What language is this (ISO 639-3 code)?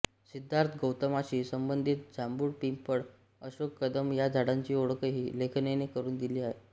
mar